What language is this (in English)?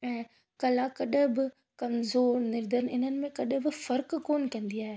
Sindhi